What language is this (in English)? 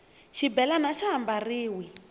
Tsonga